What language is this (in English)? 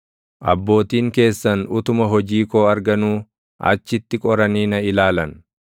Oromo